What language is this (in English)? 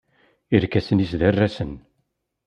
Kabyle